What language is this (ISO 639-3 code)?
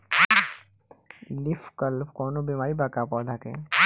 bho